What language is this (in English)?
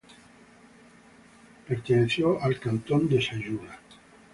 Spanish